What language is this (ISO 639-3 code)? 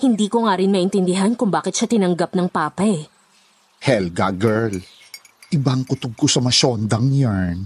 fil